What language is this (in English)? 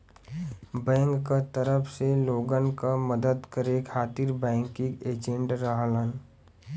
Bhojpuri